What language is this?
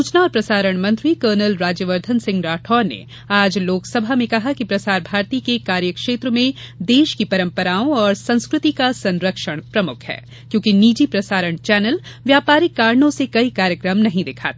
Hindi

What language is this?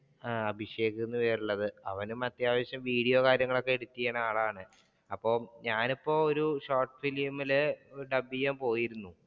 Malayalam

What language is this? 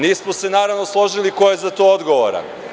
Serbian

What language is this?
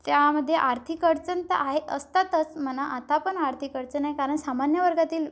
Marathi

